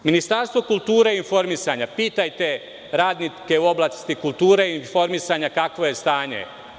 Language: Serbian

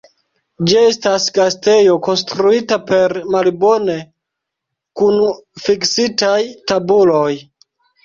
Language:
Esperanto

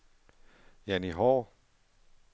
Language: Danish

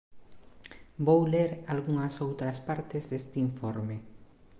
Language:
Galician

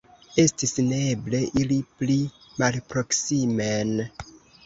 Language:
Esperanto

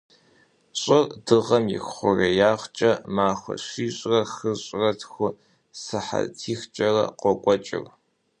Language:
Kabardian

